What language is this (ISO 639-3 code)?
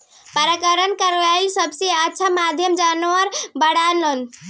bho